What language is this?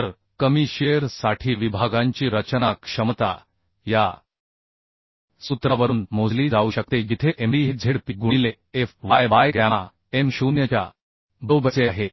Marathi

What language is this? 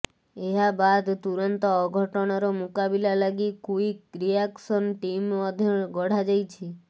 Odia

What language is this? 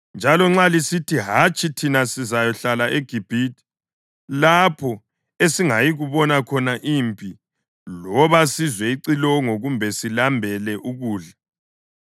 North Ndebele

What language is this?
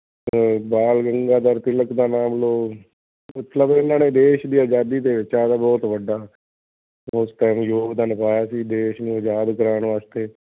Punjabi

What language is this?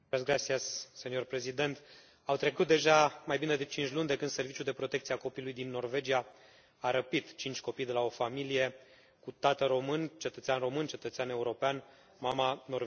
Romanian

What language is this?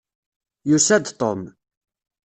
Kabyle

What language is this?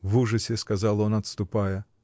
Russian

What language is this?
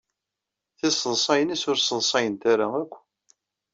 Kabyle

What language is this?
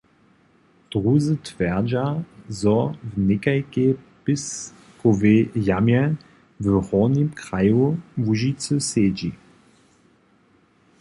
Upper Sorbian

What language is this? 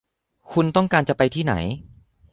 Thai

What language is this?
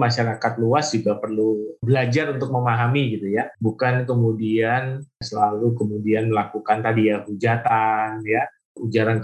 Indonesian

